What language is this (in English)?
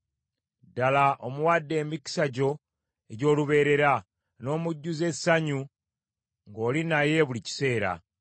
Ganda